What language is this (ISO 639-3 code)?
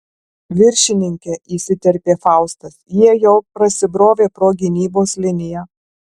lit